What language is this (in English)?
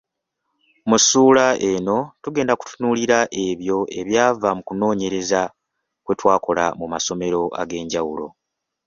Ganda